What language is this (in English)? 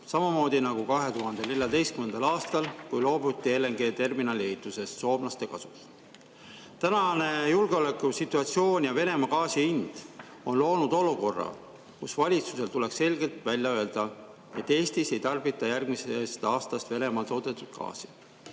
Estonian